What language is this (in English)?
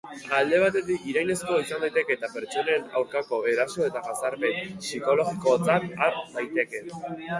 Basque